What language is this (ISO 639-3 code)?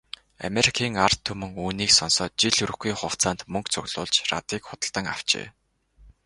mon